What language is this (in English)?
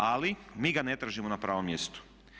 Croatian